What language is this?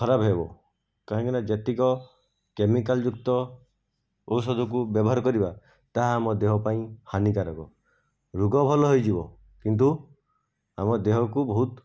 Odia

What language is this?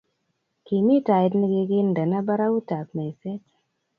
Kalenjin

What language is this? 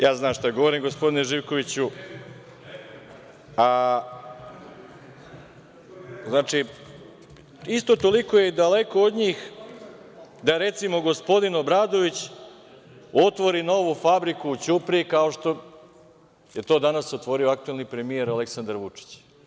Serbian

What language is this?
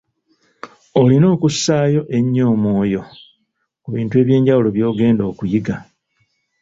Ganda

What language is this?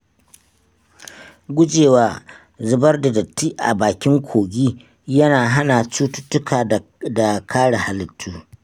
Hausa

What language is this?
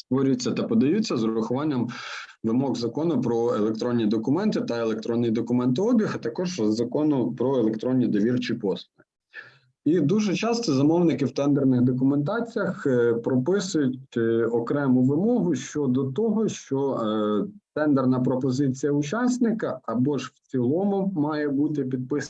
Ukrainian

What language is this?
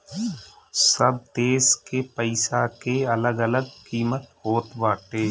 Bhojpuri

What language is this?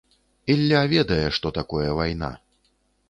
Belarusian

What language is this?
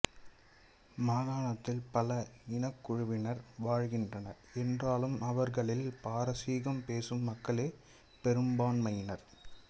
Tamil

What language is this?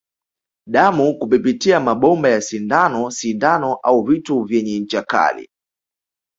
Swahili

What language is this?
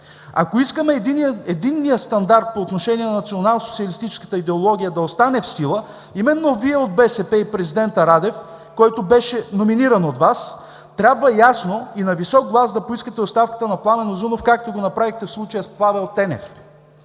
Bulgarian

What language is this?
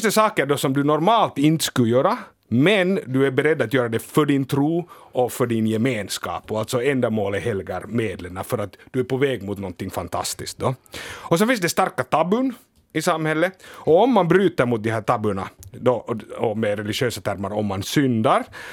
Swedish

